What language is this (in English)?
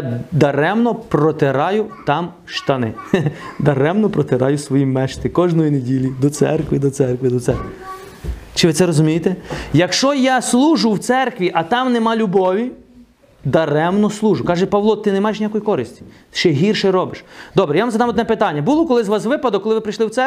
Ukrainian